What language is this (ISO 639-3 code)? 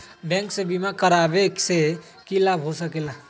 mag